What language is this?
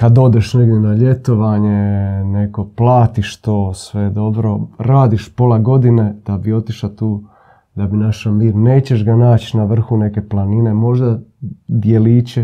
Croatian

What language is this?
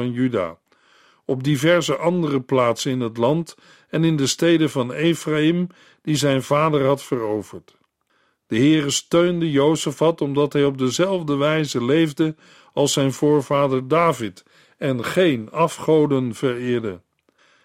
Dutch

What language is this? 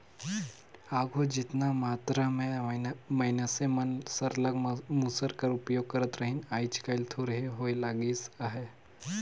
Chhattisgarhi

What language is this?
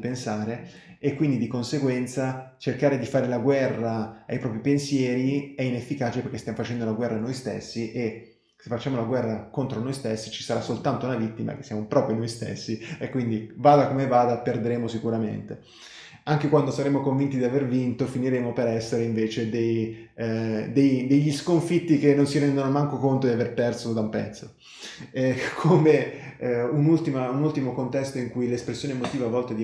Italian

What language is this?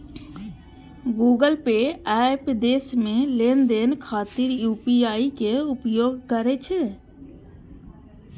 Maithili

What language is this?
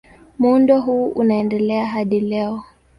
Swahili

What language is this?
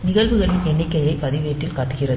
Tamil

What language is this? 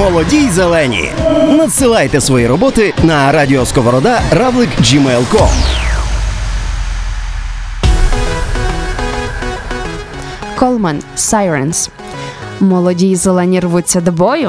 Ukrainian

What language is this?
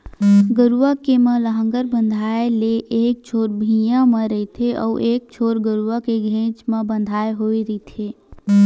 Chhattisgarhi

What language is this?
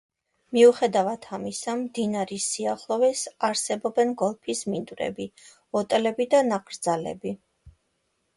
Georgian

